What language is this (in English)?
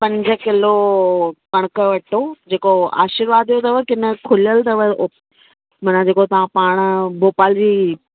Sindhi